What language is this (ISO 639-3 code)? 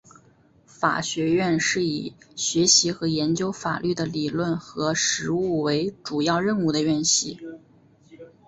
zho